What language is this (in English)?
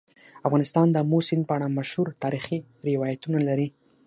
Pashto